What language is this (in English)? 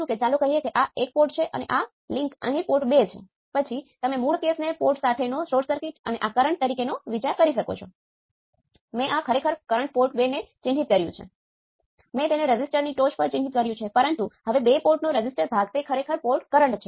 Gujarati